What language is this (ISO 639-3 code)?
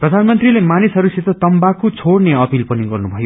nep